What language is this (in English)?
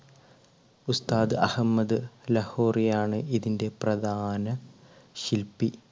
Malayalam